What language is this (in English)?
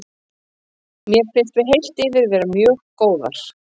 Icelandic